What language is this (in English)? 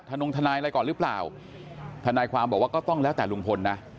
Thai